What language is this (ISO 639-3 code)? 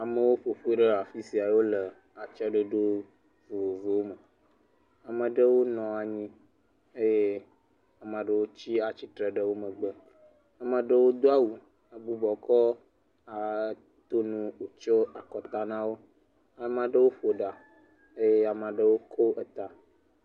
ewe